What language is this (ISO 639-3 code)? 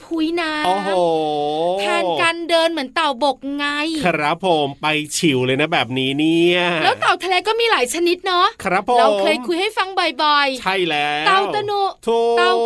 tha